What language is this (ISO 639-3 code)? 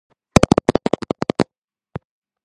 kat